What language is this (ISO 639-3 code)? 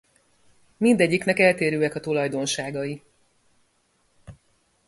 hun